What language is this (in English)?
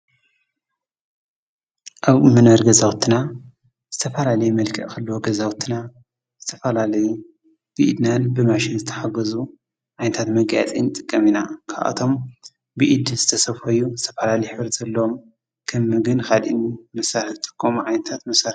Tigrinya